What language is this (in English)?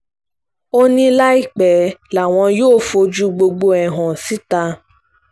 Yoruba